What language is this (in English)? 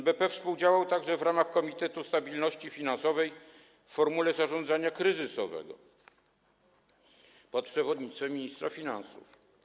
Polish